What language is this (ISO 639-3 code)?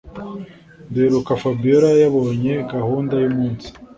kin